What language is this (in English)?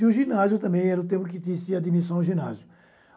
Portuguese